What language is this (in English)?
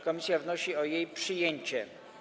Polish